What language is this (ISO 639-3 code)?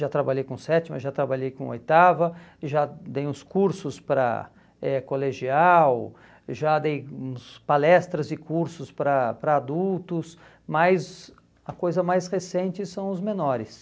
por